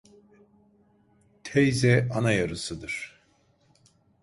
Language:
Turkish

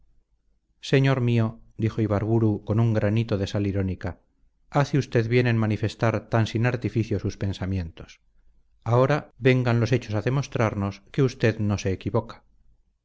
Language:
Spanish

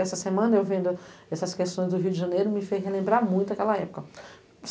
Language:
Portuguese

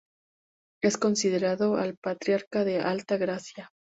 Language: Spanish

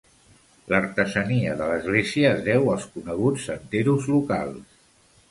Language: Catalan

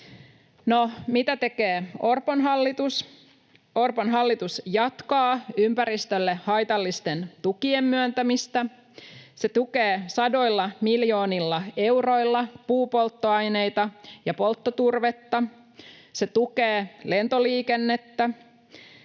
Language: Finnish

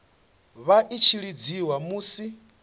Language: Venda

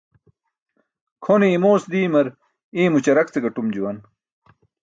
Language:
Burushaski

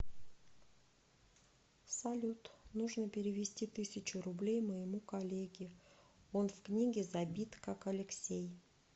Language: Russian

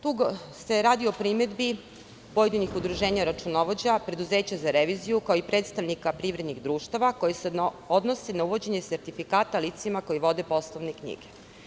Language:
Serbian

